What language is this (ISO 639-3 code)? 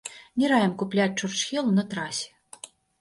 bel